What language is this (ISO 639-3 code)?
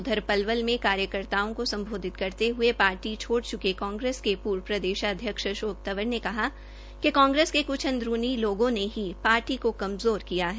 hin